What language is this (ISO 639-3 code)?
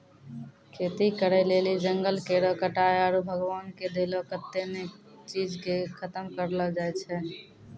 mai